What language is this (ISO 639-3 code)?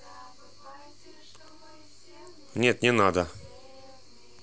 rus